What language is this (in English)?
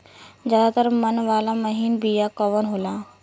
Bhojpuri